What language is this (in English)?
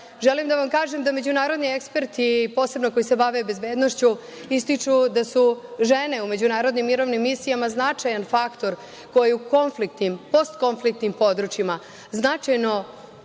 Serbian